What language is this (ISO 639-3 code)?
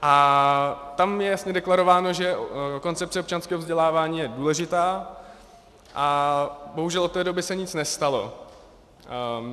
ces